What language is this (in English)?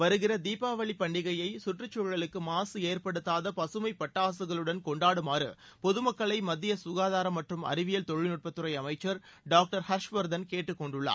Tamil